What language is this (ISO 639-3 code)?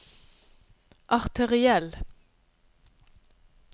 nor